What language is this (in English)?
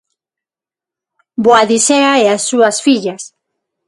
Galician